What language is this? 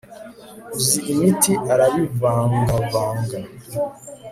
Kinyarwanda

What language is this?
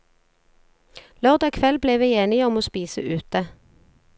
Norwegian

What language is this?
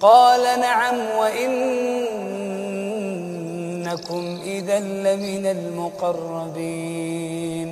Arabic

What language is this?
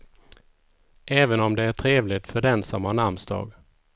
Swedish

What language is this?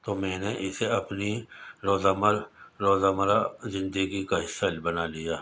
Urdu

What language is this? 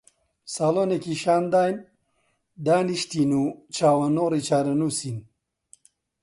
Central Kurdish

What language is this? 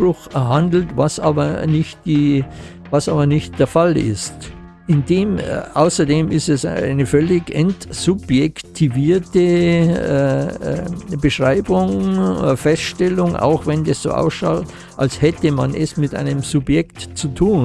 German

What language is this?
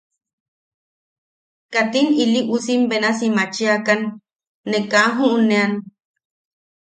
Yaqui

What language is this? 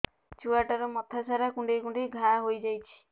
Odia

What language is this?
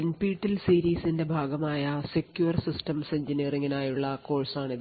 Malayalam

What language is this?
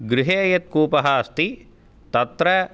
Sanskrit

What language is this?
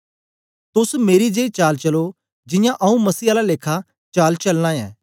Dogri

